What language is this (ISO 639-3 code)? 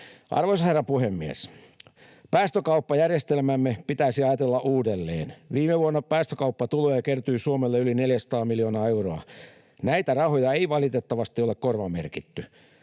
fin